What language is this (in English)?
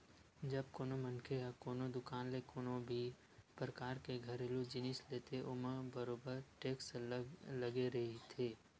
Chhattisgarhi